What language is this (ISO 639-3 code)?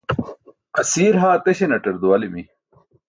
bsk